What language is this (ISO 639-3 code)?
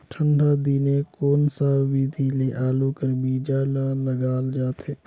hne